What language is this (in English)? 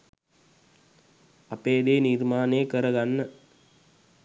Sinhala